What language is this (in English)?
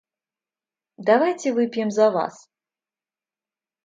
Russian